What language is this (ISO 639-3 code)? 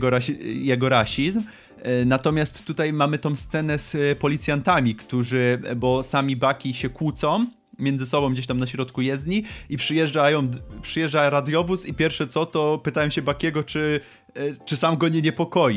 pol